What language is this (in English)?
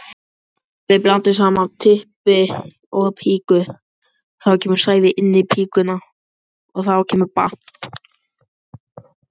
Icelandic